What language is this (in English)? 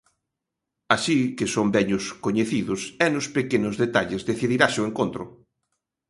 Galician